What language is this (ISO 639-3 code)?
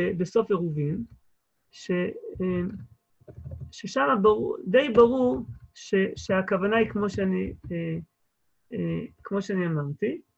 heb